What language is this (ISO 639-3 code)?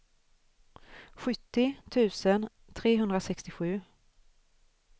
swe